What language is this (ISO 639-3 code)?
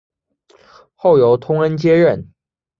zho